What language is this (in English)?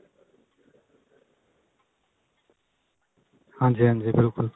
Punjabi